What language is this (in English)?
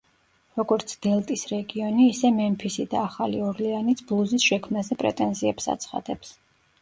Georgian